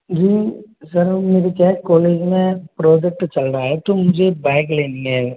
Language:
Hindi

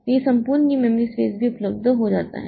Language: Hindi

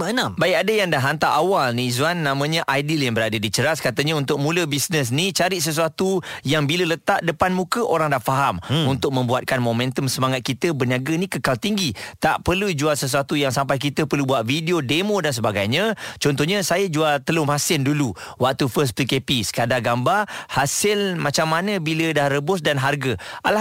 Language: Malay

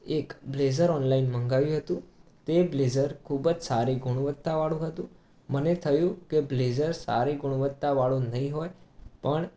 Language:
Gujarati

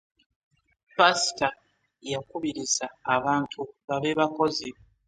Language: Ganda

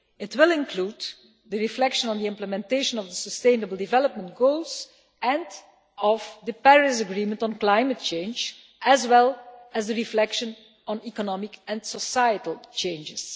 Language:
English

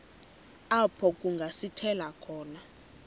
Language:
Xhosa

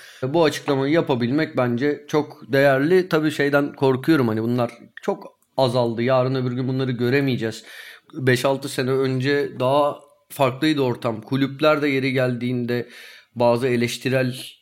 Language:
Turkish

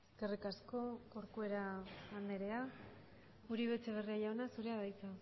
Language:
Basque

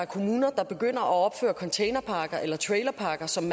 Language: Danish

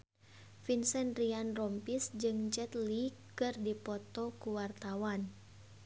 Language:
Sundanese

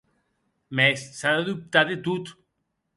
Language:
Occitan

